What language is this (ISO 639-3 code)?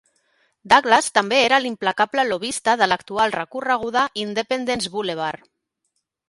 cat